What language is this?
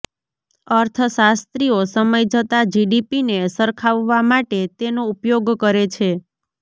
Gujarati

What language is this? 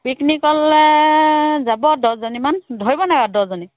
Assamese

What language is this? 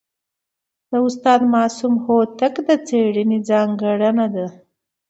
Pashto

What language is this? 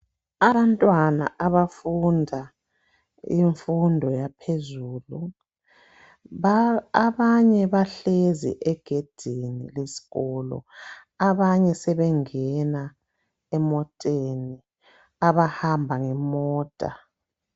North Ndebele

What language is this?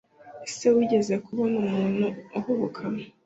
Kinyarwanda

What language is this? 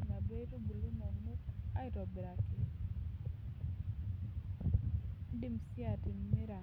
Masai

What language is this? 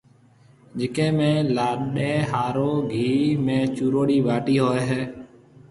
Marwari (Pakistan)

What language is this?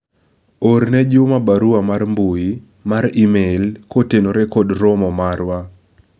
Luo (Kenya and Tanzania)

